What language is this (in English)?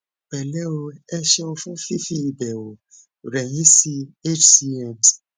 Yoruba